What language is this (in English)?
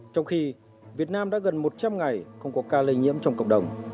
Vietnamese